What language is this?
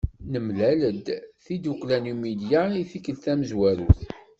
Kabyle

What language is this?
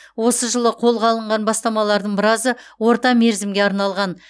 Kazakh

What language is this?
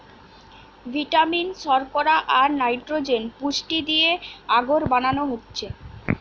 Bangla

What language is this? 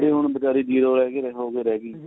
Punjabi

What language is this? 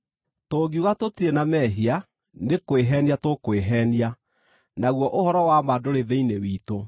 Kikuyu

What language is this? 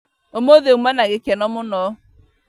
Kikuyu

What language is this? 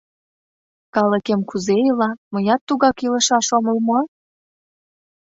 Mari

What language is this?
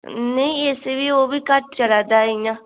Dogri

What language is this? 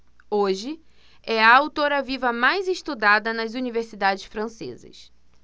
Portuguese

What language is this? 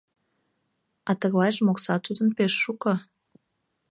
Mari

